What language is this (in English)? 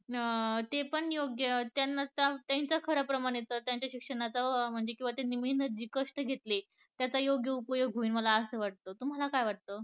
Marathi